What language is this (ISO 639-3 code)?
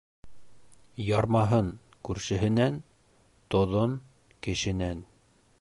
bak